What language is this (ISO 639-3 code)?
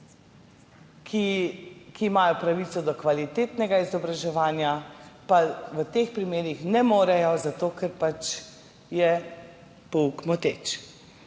slv